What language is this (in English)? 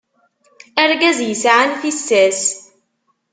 Kabyle